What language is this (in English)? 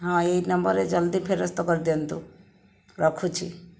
Odia